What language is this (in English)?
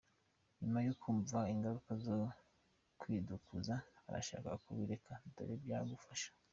Kinyarwanda